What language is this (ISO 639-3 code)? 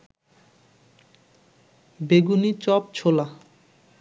ben